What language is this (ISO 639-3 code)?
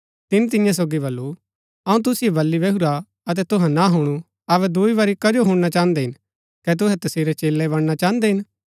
gbk